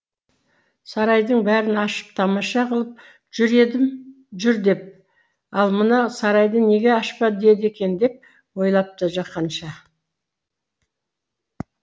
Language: Kazakh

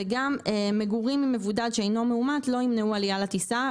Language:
Hebrew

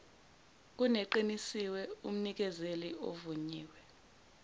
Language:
Zulu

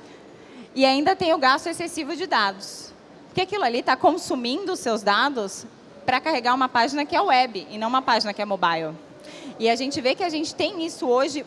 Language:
Portuguese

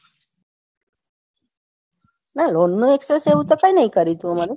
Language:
Gujarati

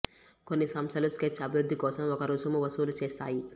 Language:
Telugu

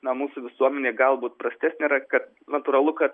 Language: Lithuanian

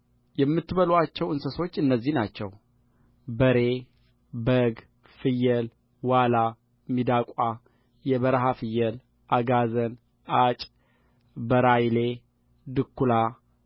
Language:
Amharic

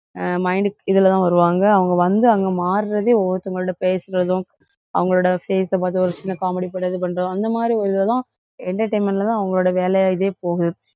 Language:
Tamil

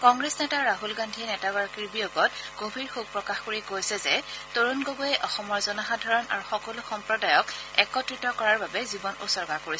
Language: Assamese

